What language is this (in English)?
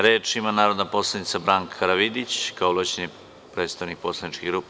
Serbian